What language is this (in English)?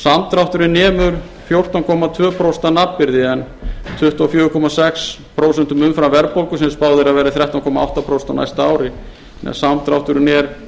Icelandic